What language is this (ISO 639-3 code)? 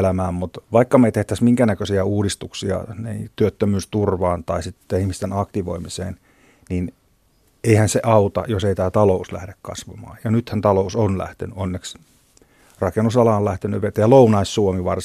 fin